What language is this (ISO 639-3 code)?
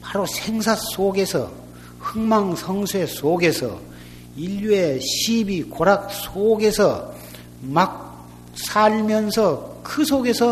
kor